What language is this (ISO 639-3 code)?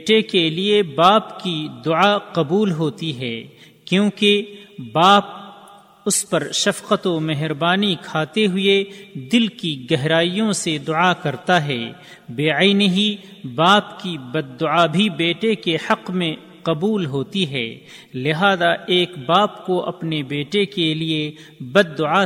urd